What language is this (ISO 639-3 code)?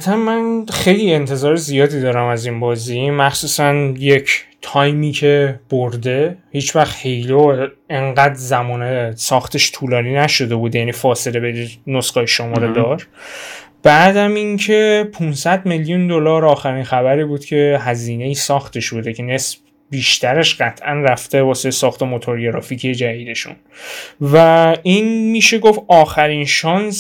fas